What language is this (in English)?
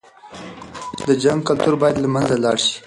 Pashto